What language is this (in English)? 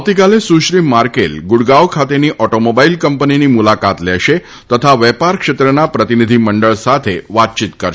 Gujarati